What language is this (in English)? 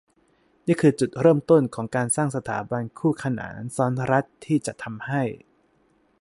Thai